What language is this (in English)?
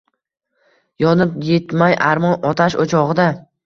Uzbek